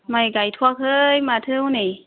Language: Bodo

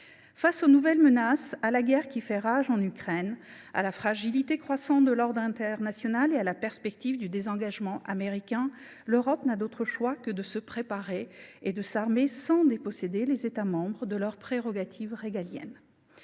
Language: French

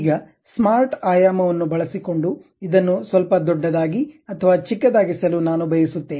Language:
Kannada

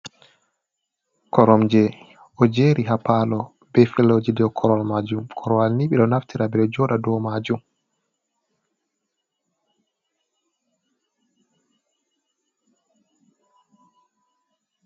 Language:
Fula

